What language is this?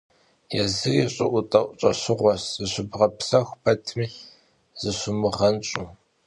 Kabardian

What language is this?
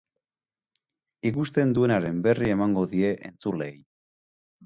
Basque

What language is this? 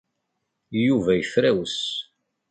Kabyle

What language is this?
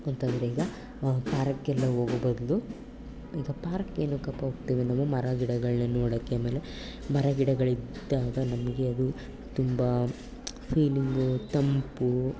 Kannada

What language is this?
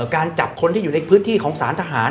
Thai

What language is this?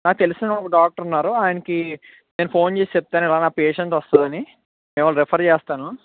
Telugu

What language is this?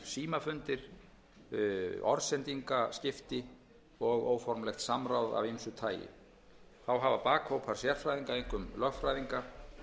Icelandic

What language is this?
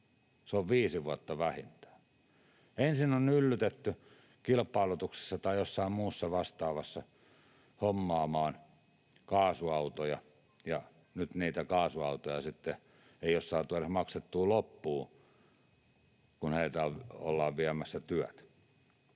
Finnish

